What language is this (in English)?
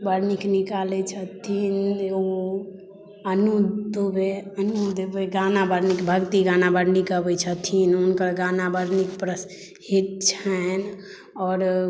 Maithili